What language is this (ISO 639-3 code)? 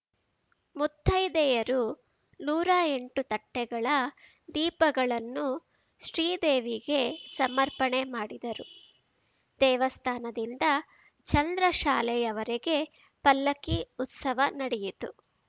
kan